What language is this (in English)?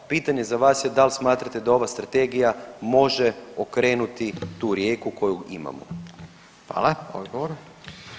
Croatian